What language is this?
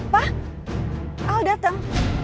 Indonesian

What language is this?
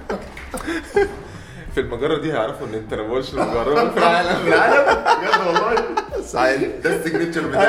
Arabic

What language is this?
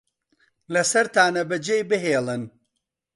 Central Kurdish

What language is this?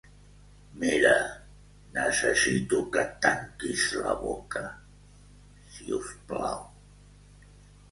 Catalan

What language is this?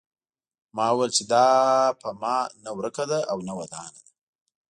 Pashto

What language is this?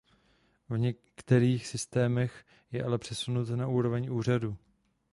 Czech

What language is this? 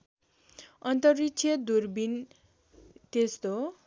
Nepali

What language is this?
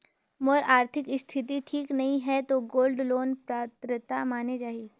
Chhattisgarhi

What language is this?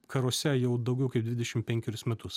Lithuanian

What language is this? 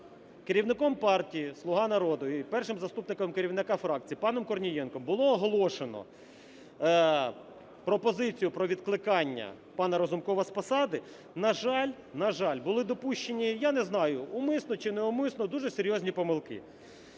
Ukrainian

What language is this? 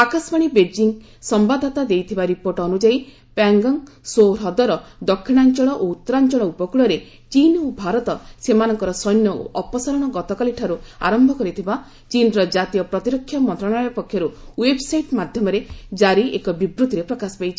Odia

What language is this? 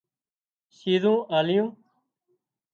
Wadiyara Koli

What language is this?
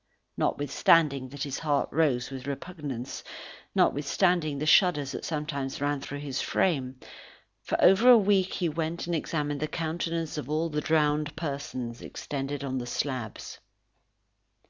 English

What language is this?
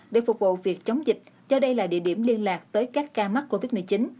Vietnamese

